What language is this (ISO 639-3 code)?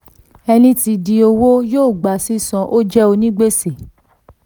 yor